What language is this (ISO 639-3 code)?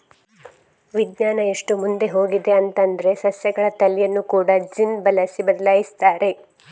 kan